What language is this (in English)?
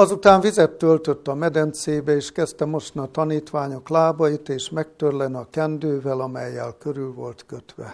Hungarian